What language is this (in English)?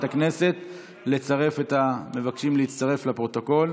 Hebrew